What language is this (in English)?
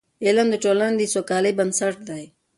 Pashto